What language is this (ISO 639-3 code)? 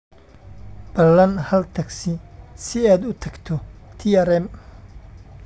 som